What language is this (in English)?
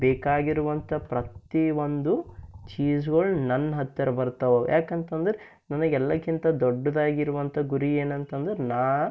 Kannada